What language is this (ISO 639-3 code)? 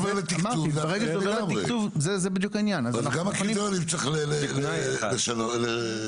heb